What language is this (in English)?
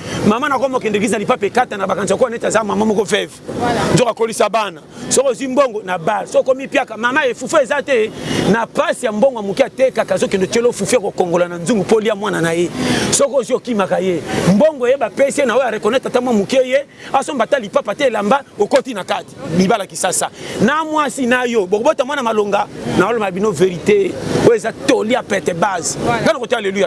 French